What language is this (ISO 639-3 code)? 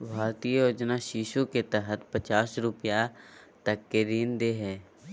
mag